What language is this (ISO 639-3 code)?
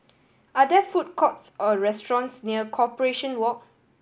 eng